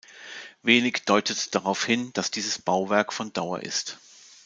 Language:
German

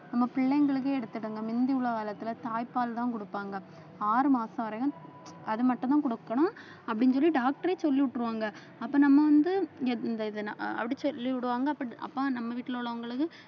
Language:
Tamil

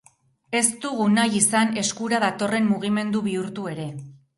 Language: Basque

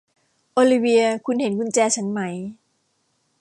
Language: Thai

